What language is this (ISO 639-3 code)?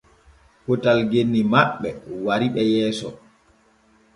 fue